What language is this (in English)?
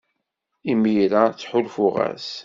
Kabyle